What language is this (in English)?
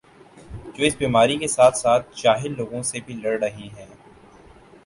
Urdu